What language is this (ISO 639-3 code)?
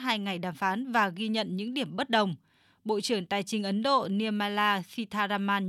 vie